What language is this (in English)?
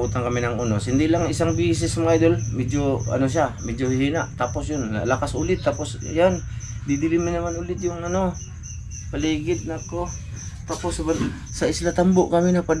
Filipino